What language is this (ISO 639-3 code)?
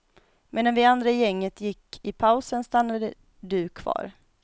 swe